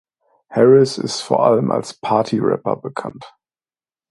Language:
German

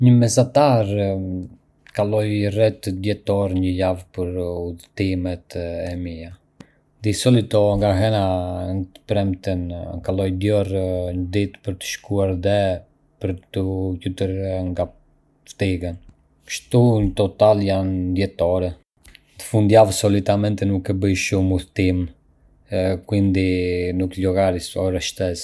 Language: Arbëreshë Albanian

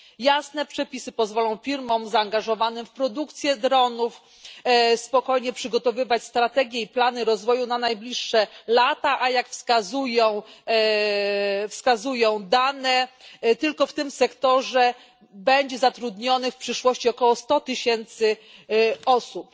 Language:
Polish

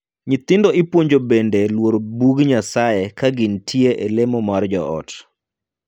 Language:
Luo (Kenya and Tanzania)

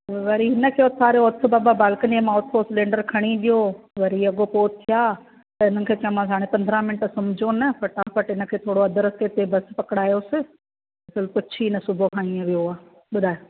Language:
Sindhi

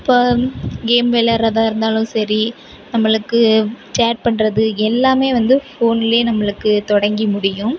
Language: Tamil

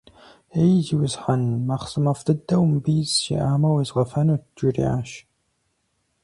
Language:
Kabardian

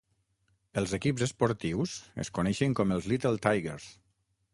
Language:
Catalan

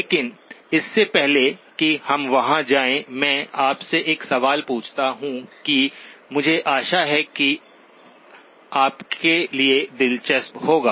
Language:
Hindi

